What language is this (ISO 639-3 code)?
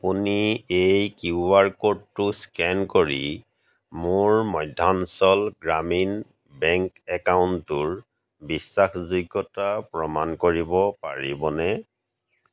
asm